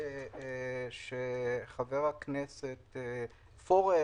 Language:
Hebrew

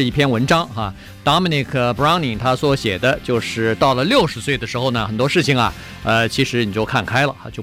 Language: Chinese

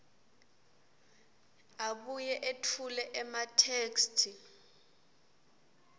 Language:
Swati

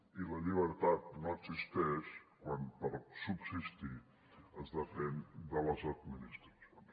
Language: Catalan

